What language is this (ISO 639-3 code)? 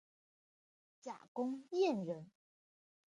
zho